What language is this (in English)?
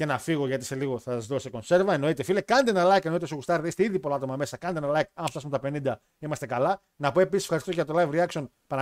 Greek